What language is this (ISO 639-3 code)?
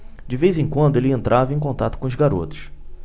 por